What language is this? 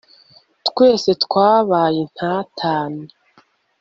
Kinyarwanda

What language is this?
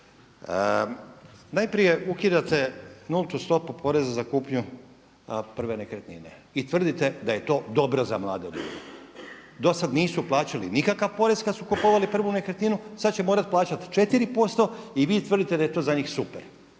Croatian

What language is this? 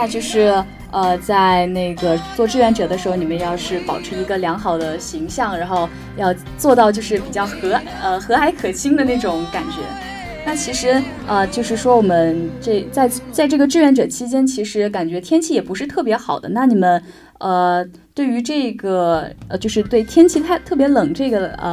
Chinese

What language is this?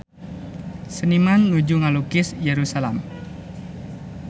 Sundanese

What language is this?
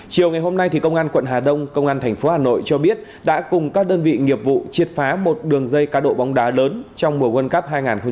Vietnamese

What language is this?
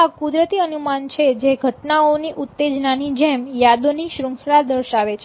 Gujarati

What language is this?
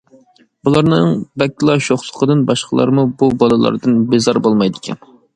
Uyghur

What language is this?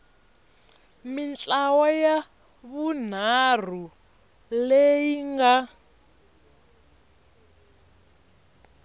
Tsonga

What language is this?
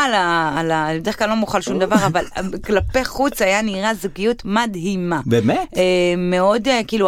Hebrew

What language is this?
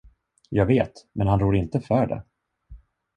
Swedish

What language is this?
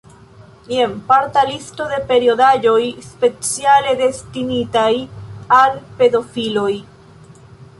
Esperanto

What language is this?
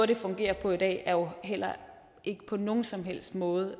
Danish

